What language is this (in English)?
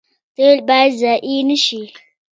Pashto